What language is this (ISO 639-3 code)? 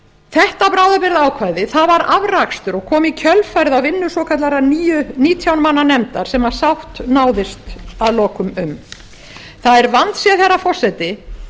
isl